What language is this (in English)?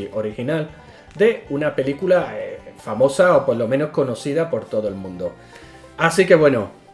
Spanish